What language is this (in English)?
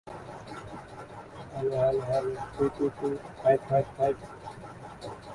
Bangla